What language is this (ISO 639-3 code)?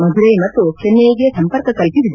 kan